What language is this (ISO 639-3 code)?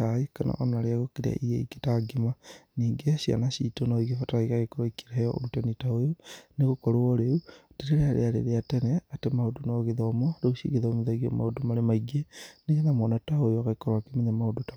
kik